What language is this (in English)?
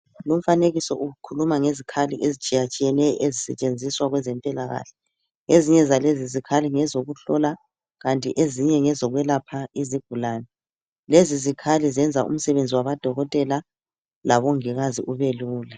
North Ndebele